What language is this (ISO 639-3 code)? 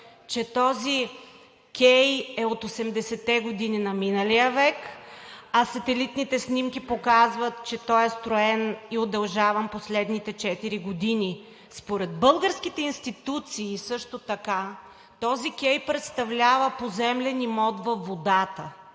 bul